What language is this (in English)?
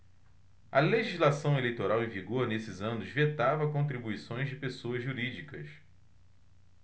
Portuguese